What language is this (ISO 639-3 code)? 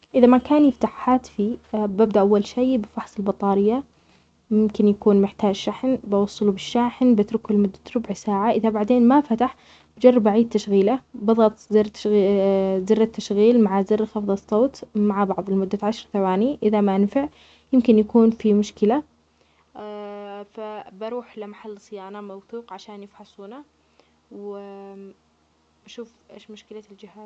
acx